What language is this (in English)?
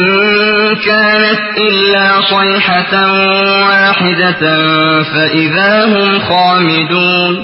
Arabic